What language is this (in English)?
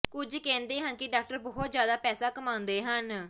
Punjabi